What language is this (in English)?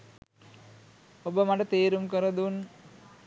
Sinhala